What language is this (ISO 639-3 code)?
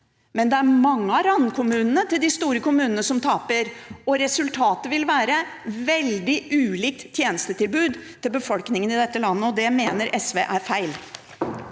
nor